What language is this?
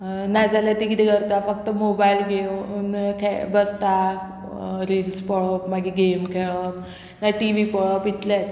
Konkani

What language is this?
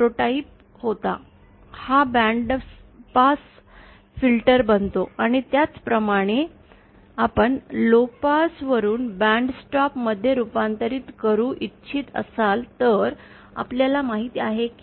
Marathi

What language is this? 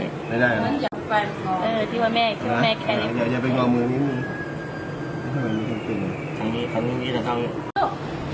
Thai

